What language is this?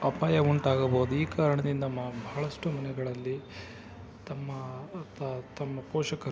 Kannada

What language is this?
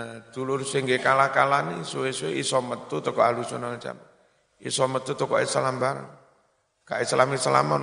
Indonesian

